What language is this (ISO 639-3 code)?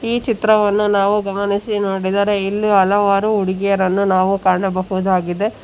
kan